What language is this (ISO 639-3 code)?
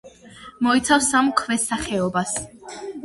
kat